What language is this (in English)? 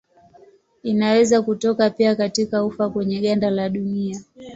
Swahili